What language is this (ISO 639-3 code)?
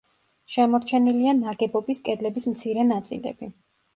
kat